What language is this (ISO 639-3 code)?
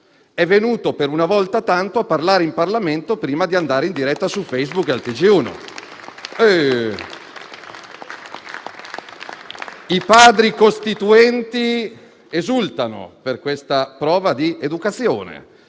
ita